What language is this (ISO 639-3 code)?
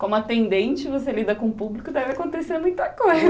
por